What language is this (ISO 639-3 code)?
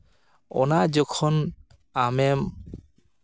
sat